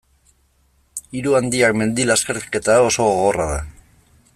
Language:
Basque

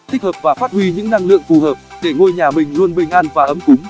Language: Vietnamese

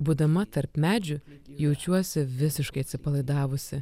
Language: Lithuanian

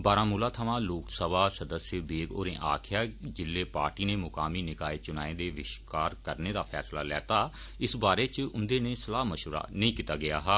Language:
Dogri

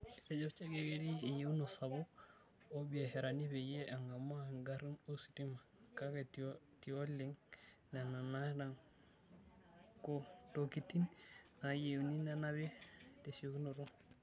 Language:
Masai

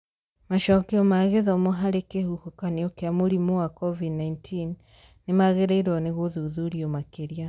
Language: Kikuyu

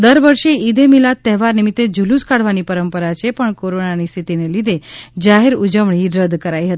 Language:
Gujarati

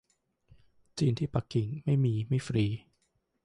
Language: Thai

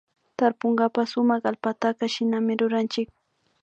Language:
Imbabura Highland Quichua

